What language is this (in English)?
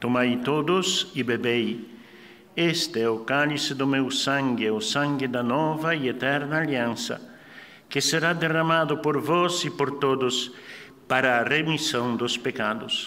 Portuguese